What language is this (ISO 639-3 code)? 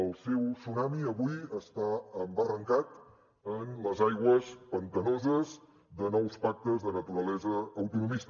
cat